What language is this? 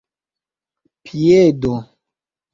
Esperanto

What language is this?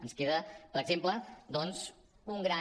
Catalan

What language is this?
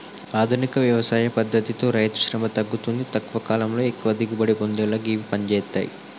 Telugu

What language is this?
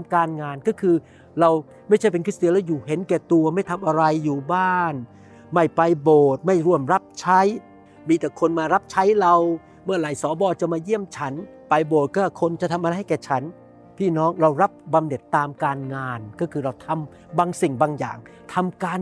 Thai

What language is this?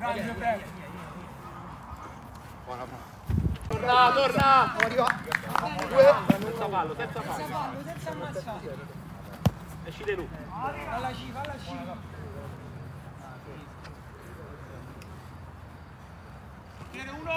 Italian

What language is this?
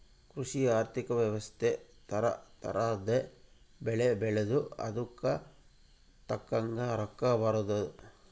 Kannada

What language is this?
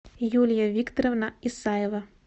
Russian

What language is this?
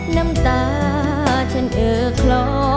Thai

